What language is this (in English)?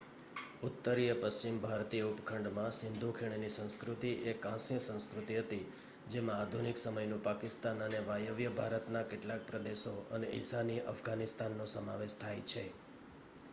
Gujarati